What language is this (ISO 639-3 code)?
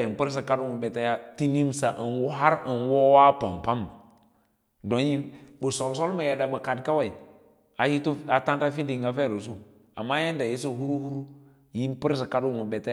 lla